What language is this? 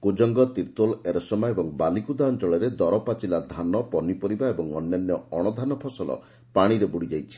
Odia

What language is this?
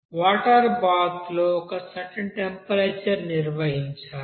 Telugu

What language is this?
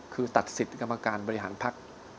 Thai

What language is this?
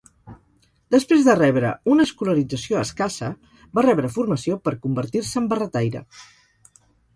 Catalan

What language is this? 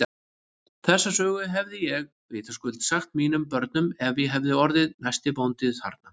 Icelandic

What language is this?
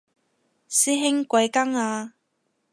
Cantonese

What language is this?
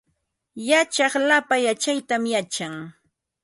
Ambo-Pasco Quechua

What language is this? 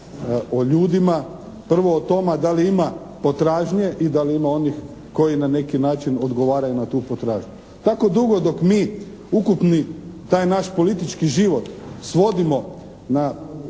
Croatian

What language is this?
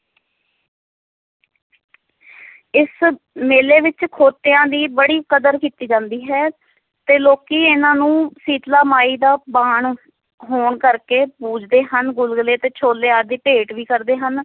Punjabi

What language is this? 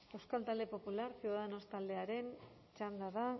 Basque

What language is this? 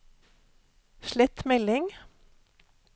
Norwegian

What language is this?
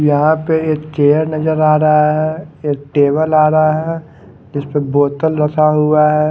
Hindi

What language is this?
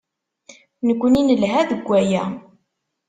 Kabyle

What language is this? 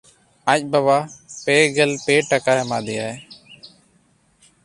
Santali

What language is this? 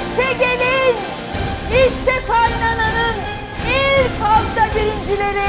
Turkish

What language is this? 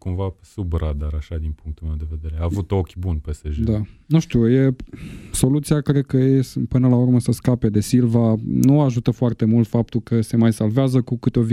Romanian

